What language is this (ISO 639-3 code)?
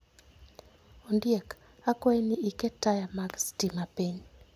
luo